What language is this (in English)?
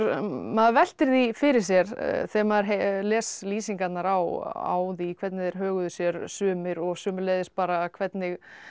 Icelandic